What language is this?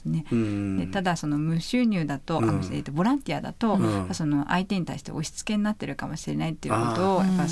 Japanese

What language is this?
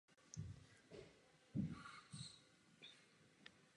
Czech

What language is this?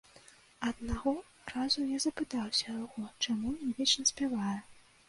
Belarusian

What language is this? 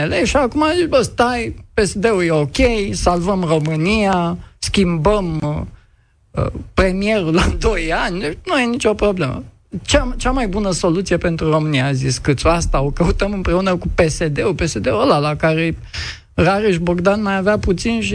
Romanian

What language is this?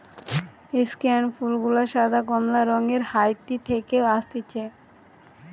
Bangla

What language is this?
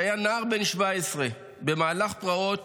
Hebrew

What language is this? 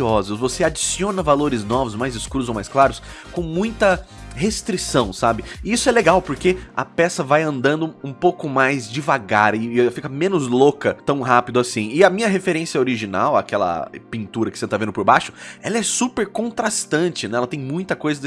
Portuguese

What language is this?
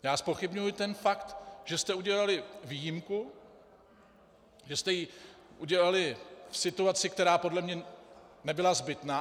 Czech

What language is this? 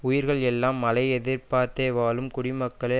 Tamil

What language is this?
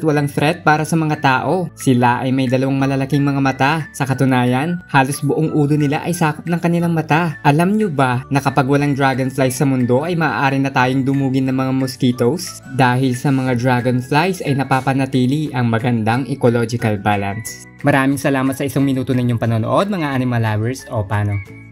Filipino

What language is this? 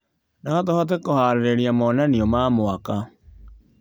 Kikuyu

